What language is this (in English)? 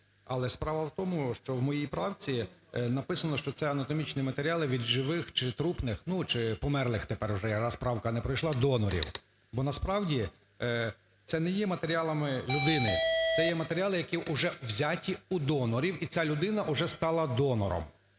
Ukrainian